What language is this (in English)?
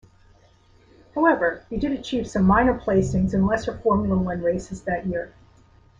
English